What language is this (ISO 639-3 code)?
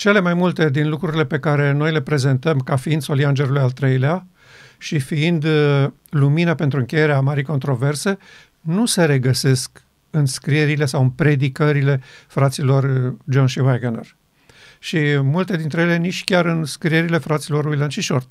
ron